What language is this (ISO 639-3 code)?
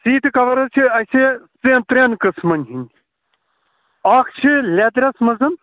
kas